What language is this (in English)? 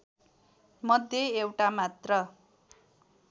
Nepali